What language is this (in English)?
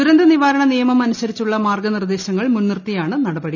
Malayalam